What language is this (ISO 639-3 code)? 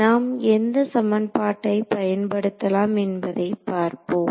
tam